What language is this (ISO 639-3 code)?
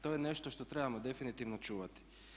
hrv